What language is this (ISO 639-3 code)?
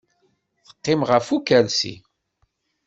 kab